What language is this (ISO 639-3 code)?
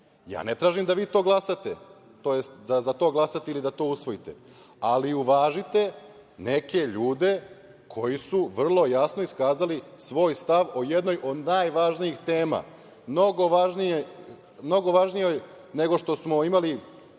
srp